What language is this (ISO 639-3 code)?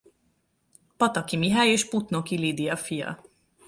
hun